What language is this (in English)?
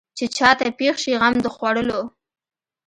Pashto